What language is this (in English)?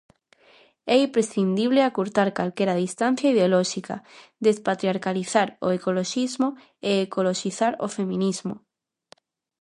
Galician